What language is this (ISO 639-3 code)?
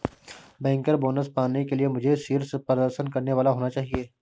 hin